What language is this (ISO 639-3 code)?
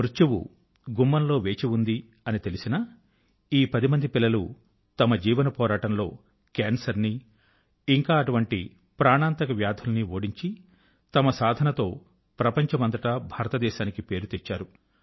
tel